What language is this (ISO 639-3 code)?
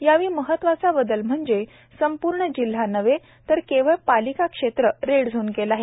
mar